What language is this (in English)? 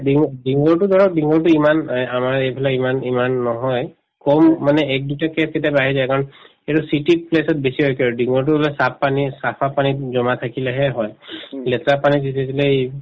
Assamese